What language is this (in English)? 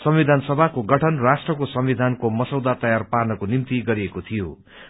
Nepali